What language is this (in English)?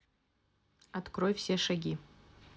Russian